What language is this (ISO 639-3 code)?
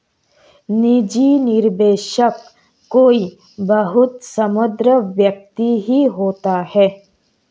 hin